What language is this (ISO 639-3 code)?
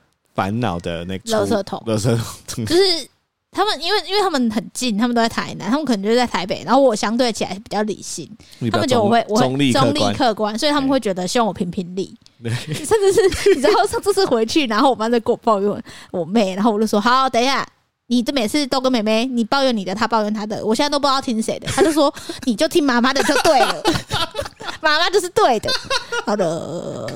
zho